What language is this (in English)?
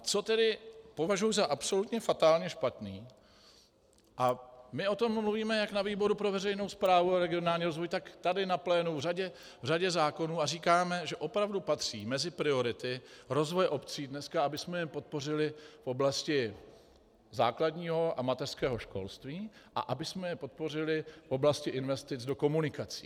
Czech